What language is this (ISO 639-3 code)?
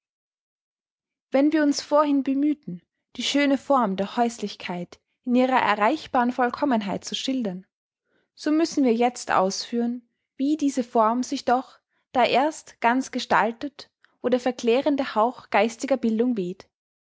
deu